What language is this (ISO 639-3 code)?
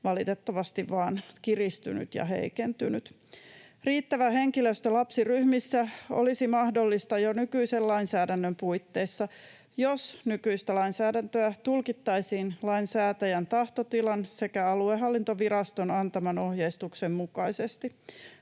fin